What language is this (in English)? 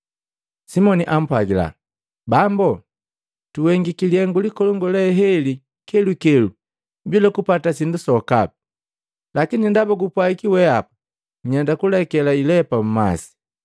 Matengo